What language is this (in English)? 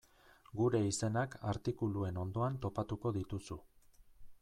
Basque